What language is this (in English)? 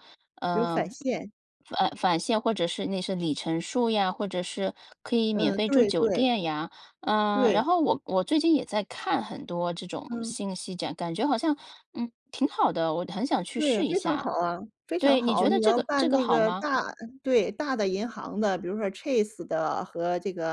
Chinese